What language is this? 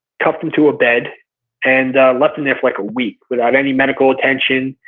English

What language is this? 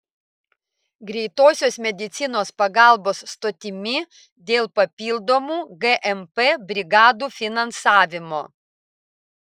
Lithuanian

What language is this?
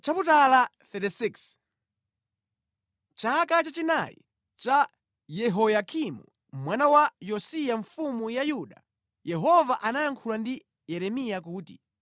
Nyanja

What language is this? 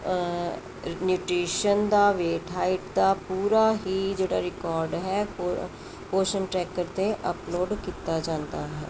Punjabi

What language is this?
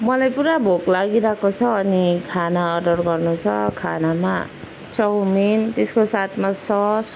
Nepali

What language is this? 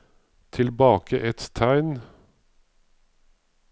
Norwegian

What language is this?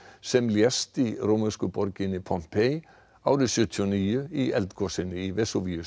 Icelandic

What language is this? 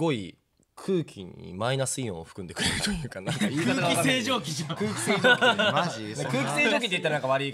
Japanese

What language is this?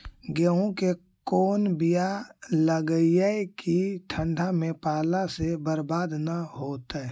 Magahi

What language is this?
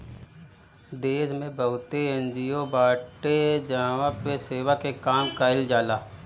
Bhojpuri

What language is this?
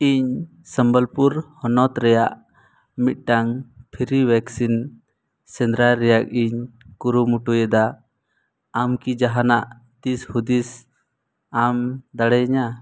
Santali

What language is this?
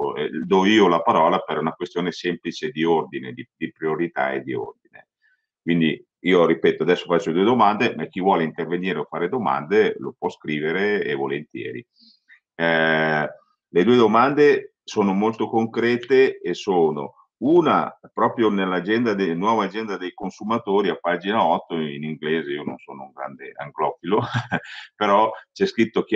Italian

